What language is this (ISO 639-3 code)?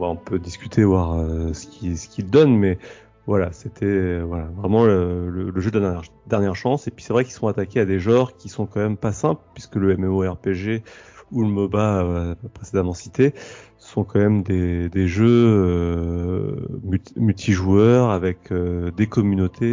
fra